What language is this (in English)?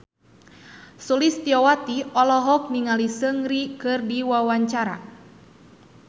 Sundanese